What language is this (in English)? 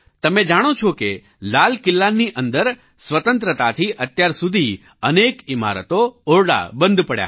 Gujarati